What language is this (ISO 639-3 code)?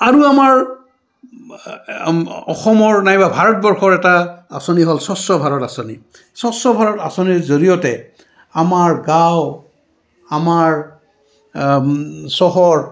asm